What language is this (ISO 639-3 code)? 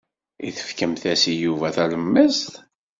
kab